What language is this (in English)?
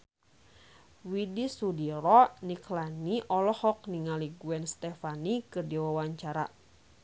Sundanese